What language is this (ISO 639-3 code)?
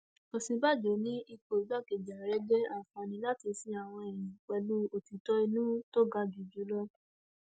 yor